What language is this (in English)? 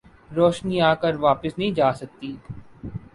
Urdu